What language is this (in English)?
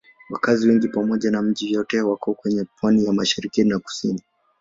Swahili